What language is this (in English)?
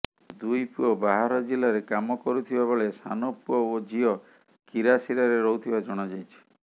Odia